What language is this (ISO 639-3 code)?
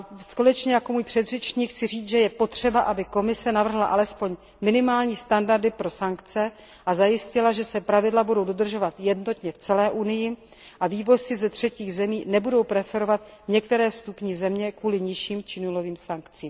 ces